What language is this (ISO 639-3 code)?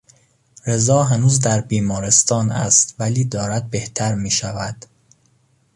fas